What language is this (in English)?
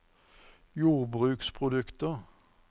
Norwegian